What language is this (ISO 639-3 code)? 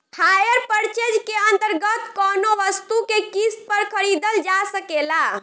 bho